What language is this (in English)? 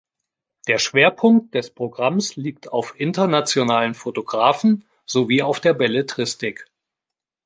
German